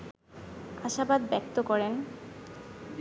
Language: Bangla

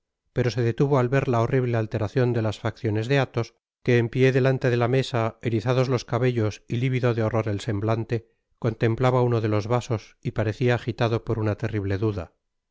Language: Spanish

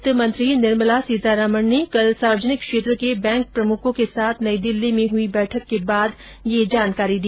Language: Hindi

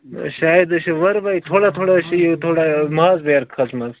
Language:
Kashmiri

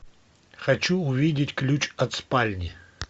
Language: Russian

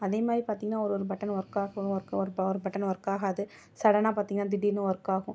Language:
Tamil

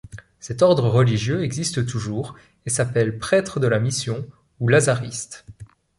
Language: French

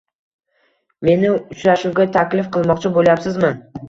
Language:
Uzbek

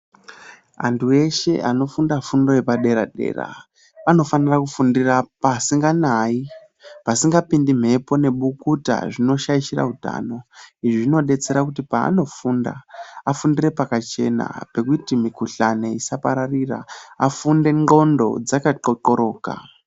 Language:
Ndau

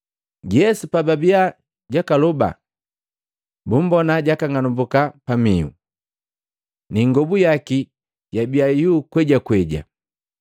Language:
Matengo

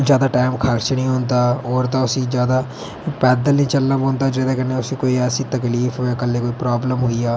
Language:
Dogri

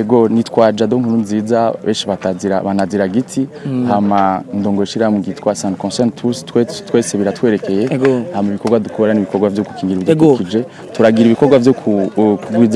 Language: Korean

